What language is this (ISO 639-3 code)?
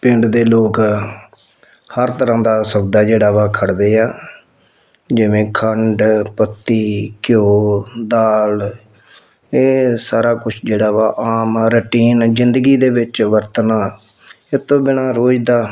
pan